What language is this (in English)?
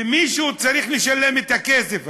Hebrew